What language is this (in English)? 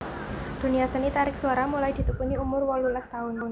Javanese